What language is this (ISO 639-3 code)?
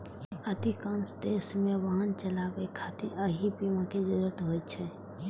mai